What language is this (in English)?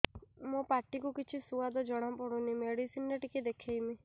Odia